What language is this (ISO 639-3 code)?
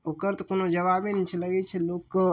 mai